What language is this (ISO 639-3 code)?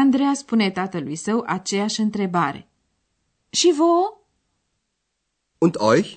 ron